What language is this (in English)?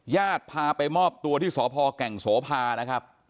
Thai